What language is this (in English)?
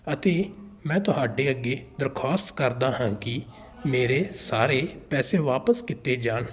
Punjabi